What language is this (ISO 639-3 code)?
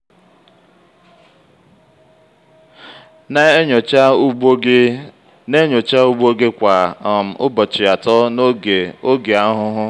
ibo